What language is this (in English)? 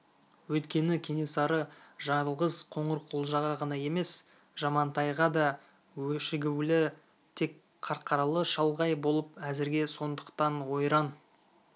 Kazakh